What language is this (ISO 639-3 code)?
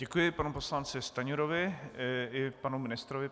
ces